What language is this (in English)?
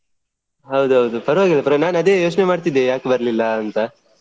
Kannada